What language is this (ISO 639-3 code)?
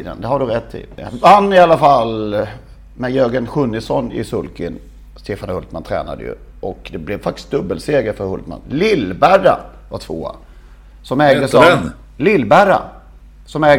swe